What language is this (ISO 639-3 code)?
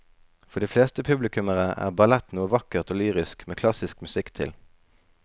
nor